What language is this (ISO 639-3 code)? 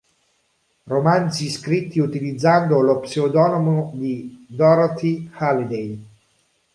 ita